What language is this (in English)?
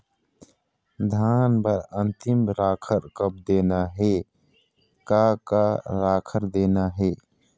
Chhattisgarhi